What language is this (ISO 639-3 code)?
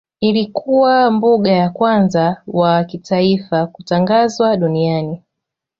swa